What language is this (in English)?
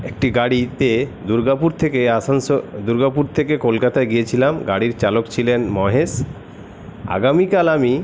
Bangla